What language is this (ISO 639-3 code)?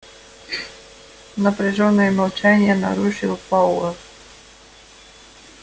rus